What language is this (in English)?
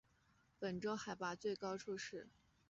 Chinese